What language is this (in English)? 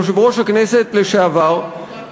Hebrew